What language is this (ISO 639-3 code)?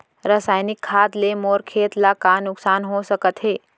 hne